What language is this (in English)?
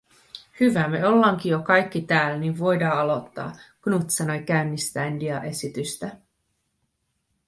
Finnish